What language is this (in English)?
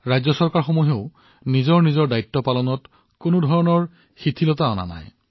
Assamese